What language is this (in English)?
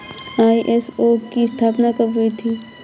Hindi